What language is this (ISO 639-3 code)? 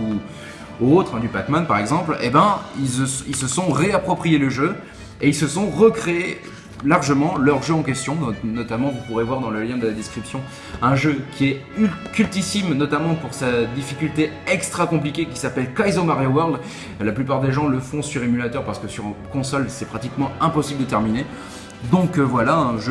fra